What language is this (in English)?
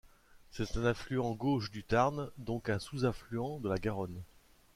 French